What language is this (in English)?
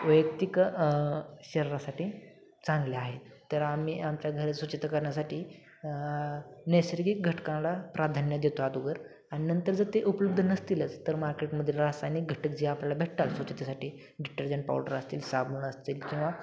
Marathi